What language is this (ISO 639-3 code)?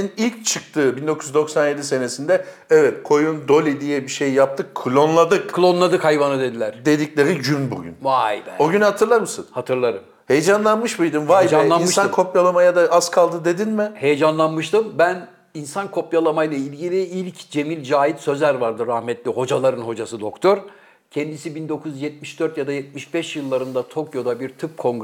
tur